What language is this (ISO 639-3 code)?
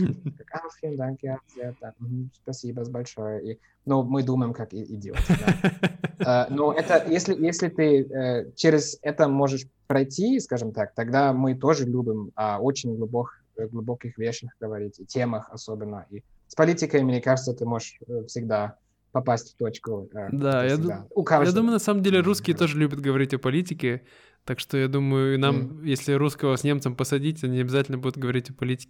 rus